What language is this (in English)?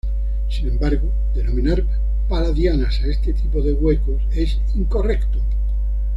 Spanish